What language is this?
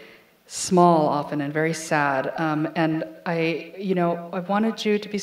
English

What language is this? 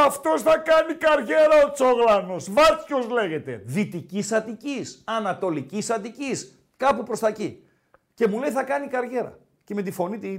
Greek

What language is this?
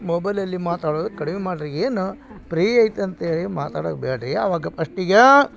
Kannada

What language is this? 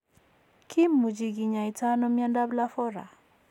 Kalenjin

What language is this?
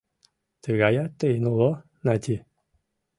Mari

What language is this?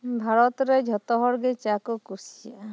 Santali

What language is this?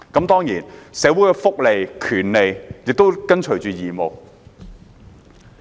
Cantonese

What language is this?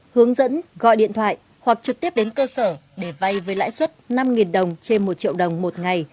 Vietnamese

